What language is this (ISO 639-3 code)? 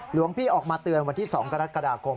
tha